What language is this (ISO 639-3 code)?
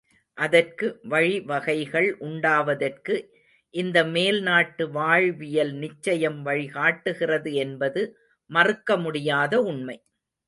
tam